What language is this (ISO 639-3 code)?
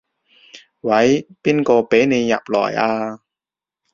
yue